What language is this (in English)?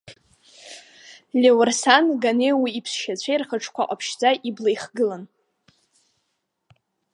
Abkhazian